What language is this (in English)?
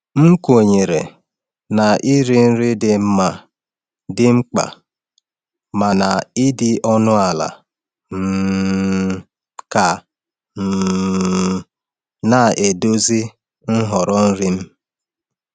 Igbo